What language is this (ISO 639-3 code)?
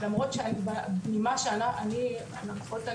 heb